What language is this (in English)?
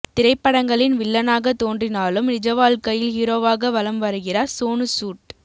Tamil